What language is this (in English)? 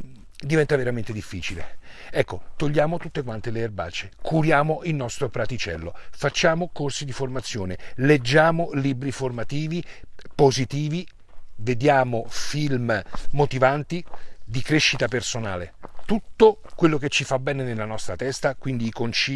Italian